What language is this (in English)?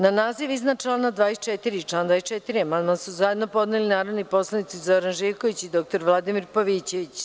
Serbian